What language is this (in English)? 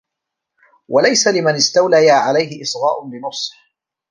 Arabic